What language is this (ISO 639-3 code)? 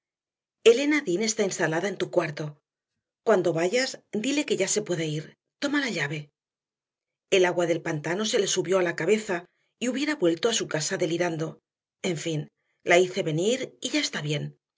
spa